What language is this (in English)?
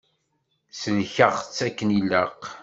Kabyle